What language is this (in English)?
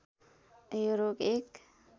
Nepali